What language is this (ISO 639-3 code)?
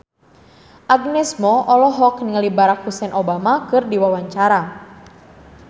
sun